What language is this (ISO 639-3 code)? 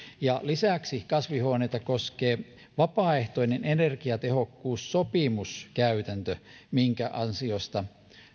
fin